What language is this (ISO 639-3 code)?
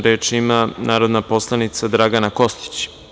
srp